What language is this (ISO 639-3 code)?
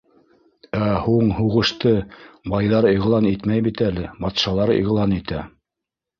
bak